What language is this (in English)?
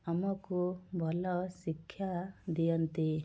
Odia